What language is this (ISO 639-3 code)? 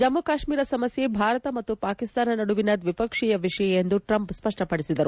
kan